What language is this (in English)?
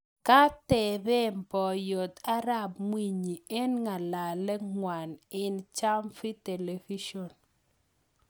Kalenjin